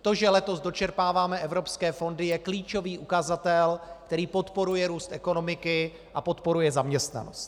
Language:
Czech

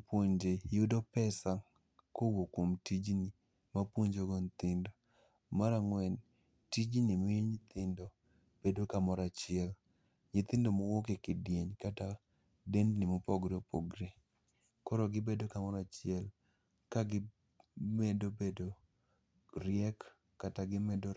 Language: Luo (Kenya and Tanzania)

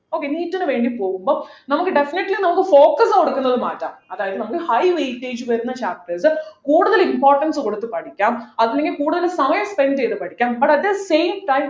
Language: Malayalam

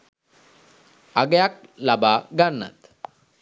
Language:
Sinhala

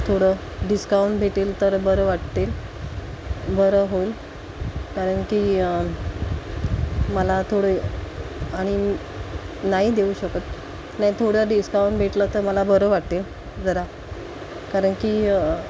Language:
Marathi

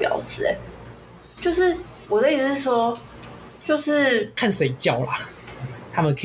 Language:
Chinese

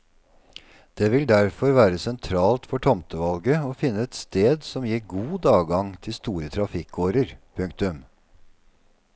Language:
Norwegian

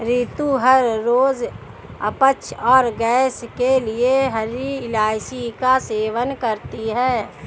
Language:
Hindi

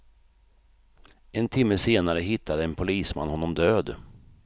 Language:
Swedish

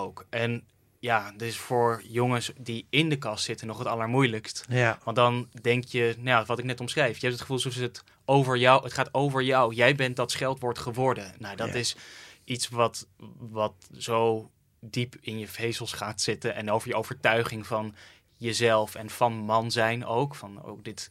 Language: Dutch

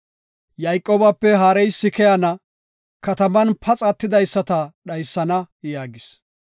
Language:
Gofa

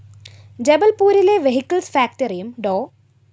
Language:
Malayalam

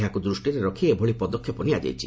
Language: Odia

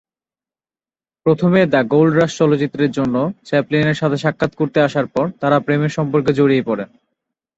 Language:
Bangla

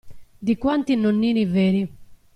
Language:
Italian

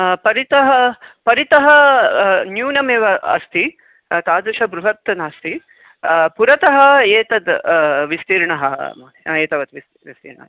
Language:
Sanskrit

